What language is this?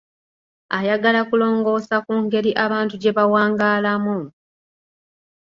Ganda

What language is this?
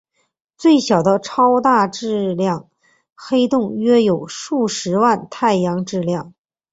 Chinese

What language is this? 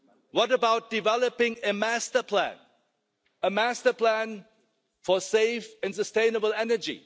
English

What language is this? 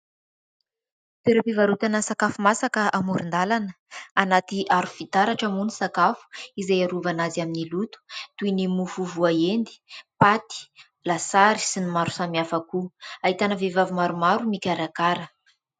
Malagasy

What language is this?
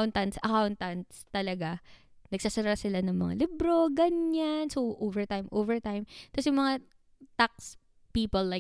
Filipino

